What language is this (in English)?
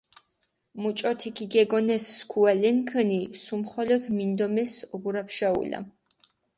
Mingrelian